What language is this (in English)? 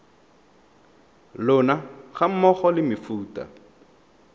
Tswana